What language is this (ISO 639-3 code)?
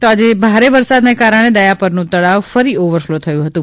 guj